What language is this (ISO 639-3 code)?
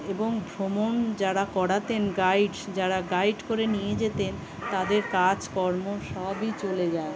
ben